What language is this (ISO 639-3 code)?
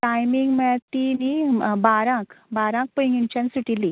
kok